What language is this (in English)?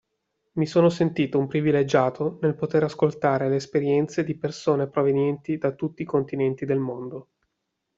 Italian